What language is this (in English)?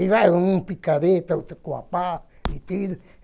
Portuguese